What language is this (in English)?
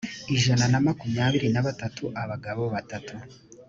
Kinyarwanda